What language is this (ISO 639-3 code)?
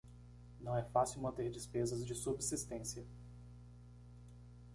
por